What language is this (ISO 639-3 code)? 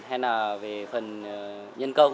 vie